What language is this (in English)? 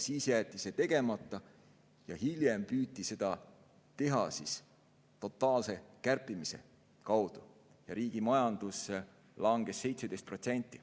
Estonian